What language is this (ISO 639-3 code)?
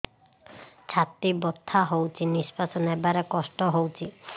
ori